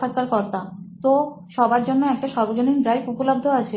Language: Bangla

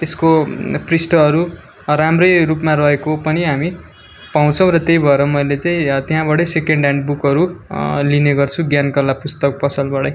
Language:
Nepali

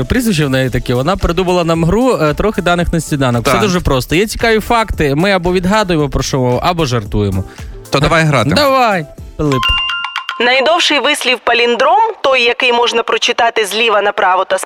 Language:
Ukrainian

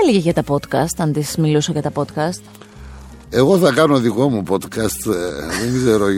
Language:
Greek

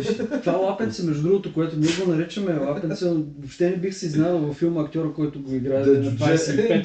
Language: Bulgarian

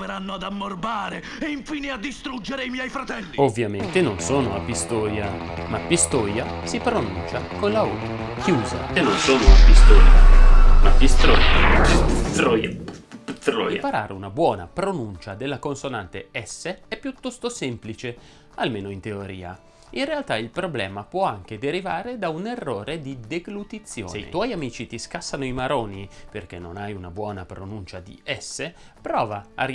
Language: Italian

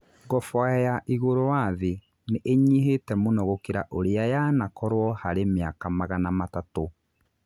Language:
Kikuyu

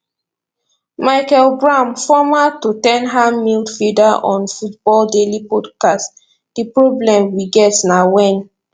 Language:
Nigerian Pidgin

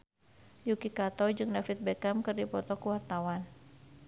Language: Sundanese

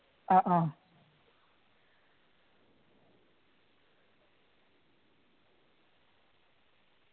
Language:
Malayalam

